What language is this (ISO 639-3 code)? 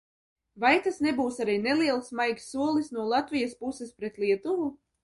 lav